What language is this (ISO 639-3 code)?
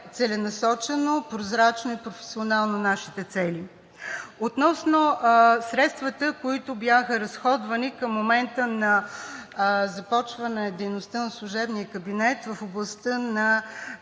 bul